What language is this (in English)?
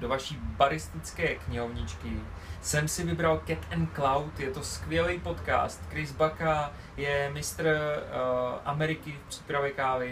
Czech